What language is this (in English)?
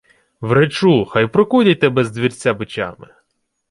Ukrainian